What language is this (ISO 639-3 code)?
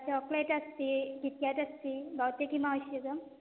san